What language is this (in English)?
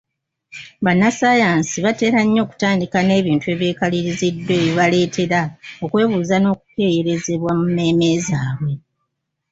Ganda